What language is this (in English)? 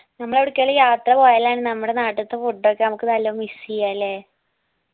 Malayalam